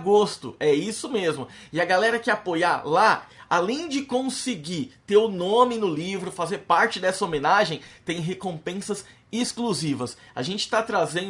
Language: Portuguese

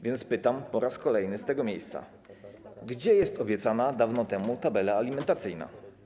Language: Polish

